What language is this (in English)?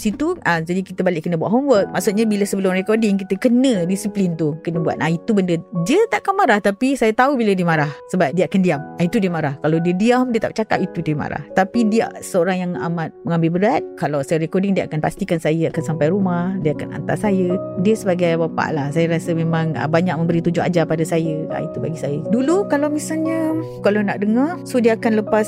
Malay